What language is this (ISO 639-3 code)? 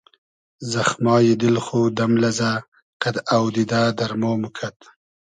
haz